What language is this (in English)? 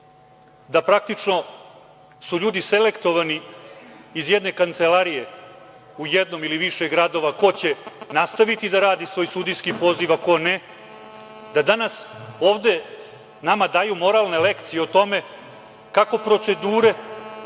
Serbian